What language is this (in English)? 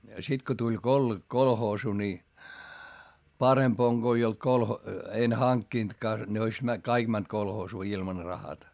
Finnish